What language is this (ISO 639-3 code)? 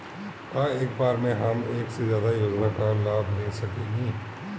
bho